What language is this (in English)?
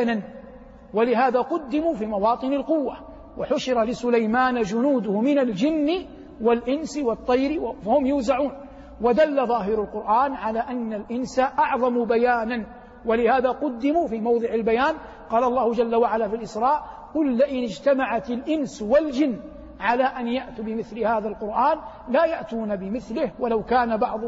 Arabic